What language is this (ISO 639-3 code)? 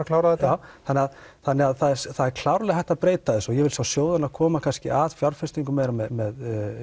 isl